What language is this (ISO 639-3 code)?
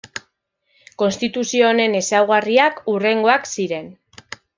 eus